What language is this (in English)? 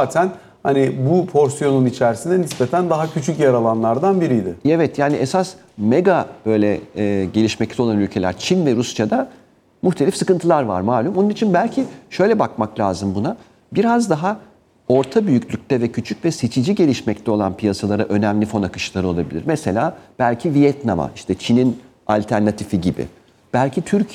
Turkish